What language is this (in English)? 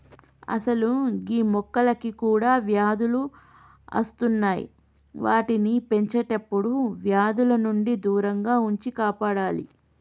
Telugu